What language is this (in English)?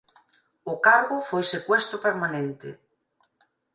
Galician